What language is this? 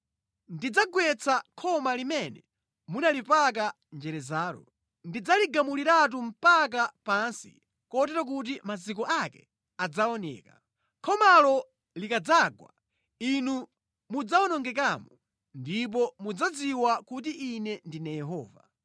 Nyanja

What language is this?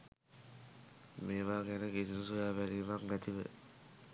Sinhala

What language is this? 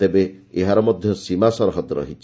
Odia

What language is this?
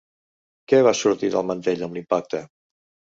Catalan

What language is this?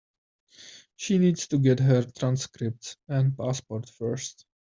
English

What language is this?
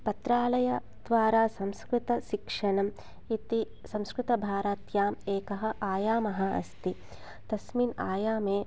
Sanskrit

